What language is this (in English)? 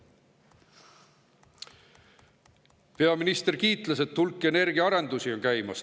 Estonian